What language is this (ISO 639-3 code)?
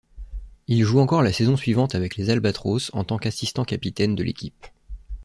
fra